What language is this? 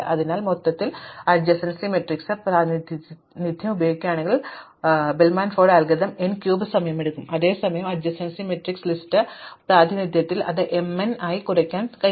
Malayalam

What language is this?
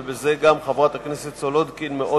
Hebrew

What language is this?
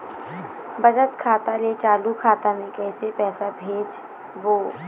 Chhattisgarhi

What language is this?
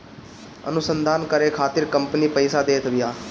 Bhojpuri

